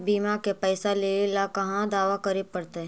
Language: Magahi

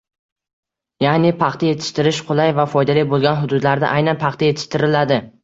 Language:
Uzbek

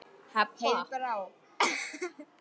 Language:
Icelandic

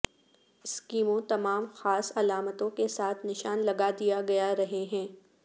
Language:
Urdu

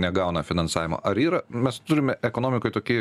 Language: Lithuanian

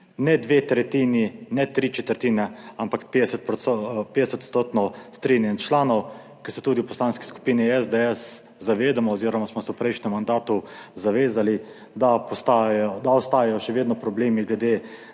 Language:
Slovenian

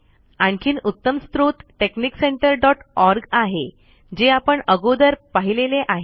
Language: Marathi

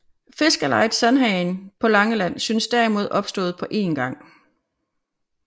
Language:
Danish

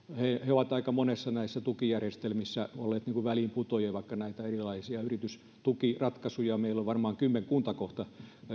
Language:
Finnish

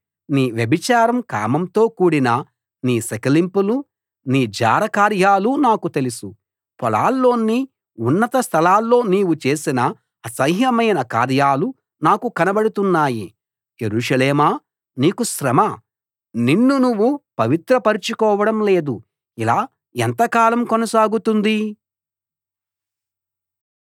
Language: Telugu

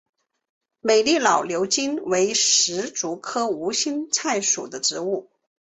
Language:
Chinese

